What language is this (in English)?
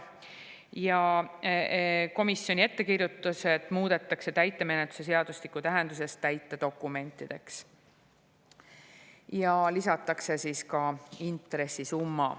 Estonian